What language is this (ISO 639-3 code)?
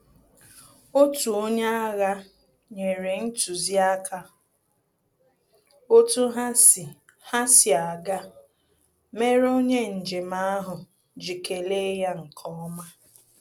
ibo